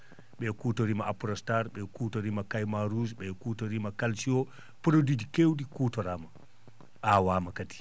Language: Fula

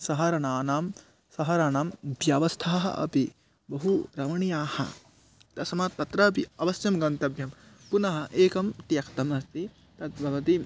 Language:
Sanskrit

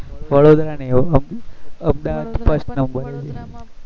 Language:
Gujarati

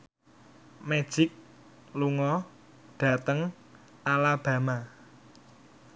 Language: Javanese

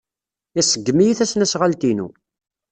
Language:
Kabyle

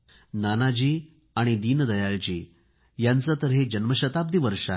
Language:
Marathi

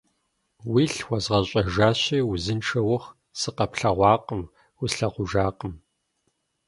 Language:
Kabardian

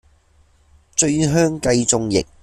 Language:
Cantonese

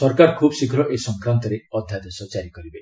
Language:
Odia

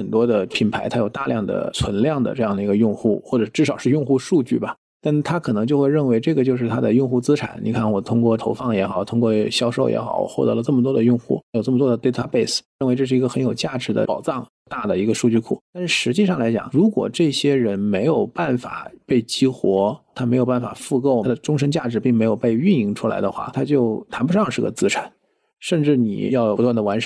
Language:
Chinese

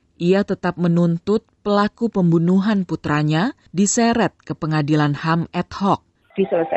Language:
Indonesian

